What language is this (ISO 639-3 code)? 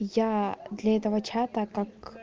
rus